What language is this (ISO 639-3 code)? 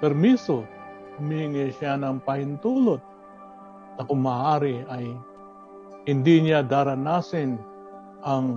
fil